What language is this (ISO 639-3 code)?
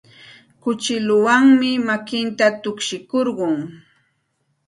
qxt